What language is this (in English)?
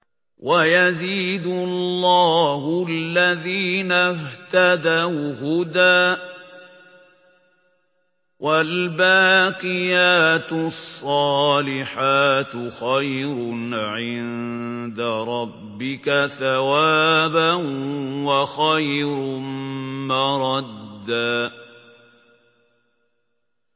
Arabic